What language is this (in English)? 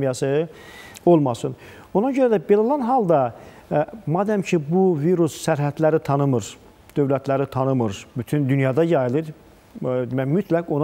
Turkish